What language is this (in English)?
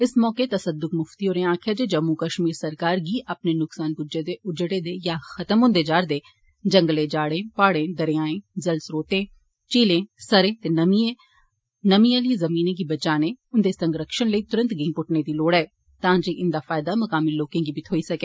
Dogri